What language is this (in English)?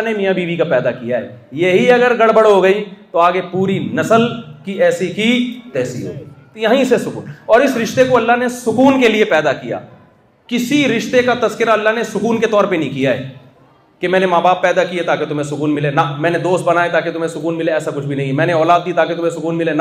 Urdu